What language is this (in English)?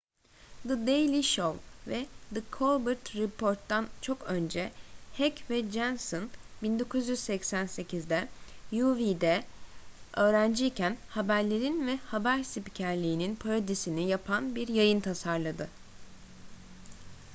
Turkish